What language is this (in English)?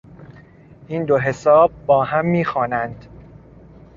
Persian